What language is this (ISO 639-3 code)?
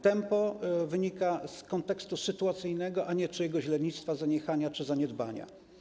pol